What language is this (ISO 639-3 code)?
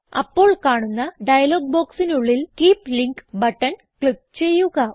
mal